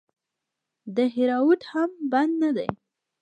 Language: Pashto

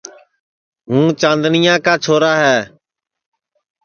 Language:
Sansi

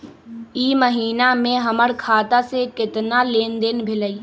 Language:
Magahi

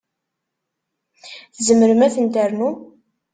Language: Kabyle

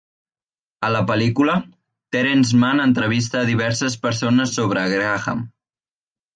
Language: Catalan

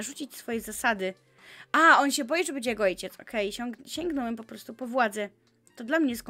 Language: Polish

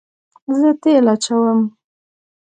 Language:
Pashto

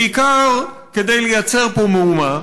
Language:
Hebrew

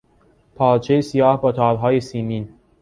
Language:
Persian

